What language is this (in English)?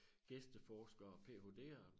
Danish